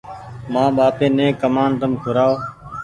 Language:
Goaria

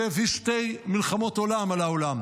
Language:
Hebrew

